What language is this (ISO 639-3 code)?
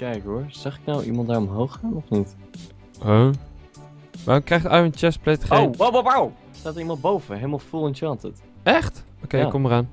nld